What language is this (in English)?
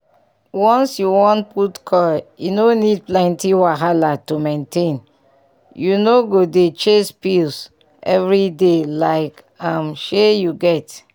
Nigerian Pidgin